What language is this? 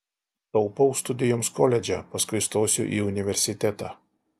Lithuanian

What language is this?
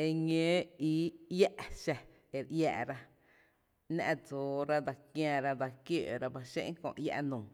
Tepinapa Chinantec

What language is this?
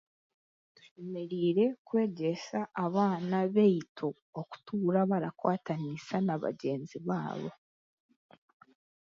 Chiga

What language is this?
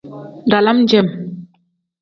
Tem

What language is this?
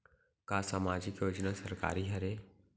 Chhattisgarhi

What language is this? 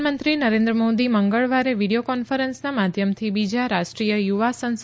Gujarati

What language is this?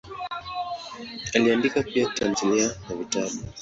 Swahili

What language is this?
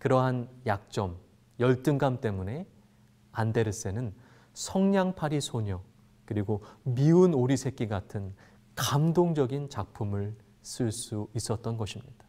Korean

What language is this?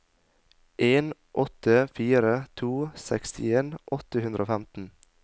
Norwegian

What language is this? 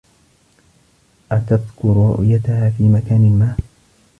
Arabic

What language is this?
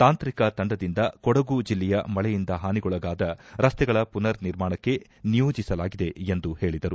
Kannada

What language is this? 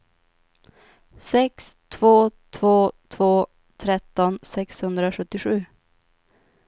Swedish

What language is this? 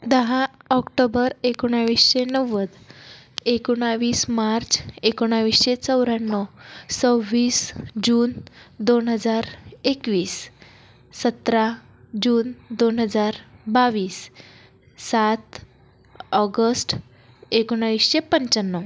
Marathi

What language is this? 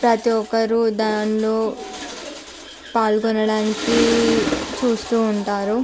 Telugu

